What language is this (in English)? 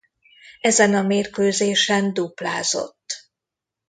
Hungarian